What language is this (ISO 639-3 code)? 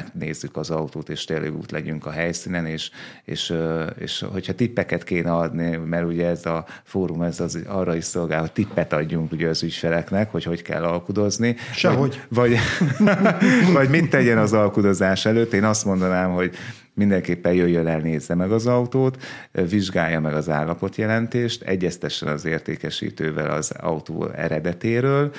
hun